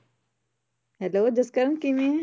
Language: Punjabi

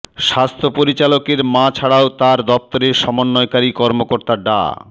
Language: Bangla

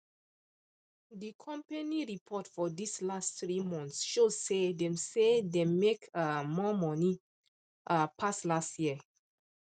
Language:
Nigerian Pidgin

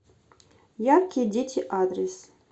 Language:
Russian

